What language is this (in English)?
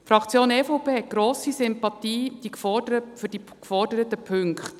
Swiss German